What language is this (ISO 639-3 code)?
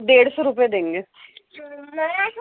urd